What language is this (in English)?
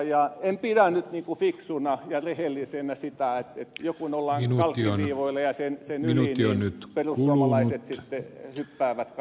Finnish